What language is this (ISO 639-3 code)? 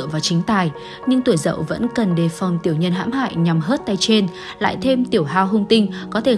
vie